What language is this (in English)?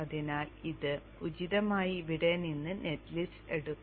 Malayalam